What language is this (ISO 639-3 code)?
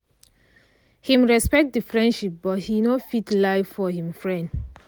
pcm